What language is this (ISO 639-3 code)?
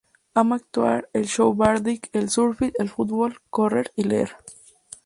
spa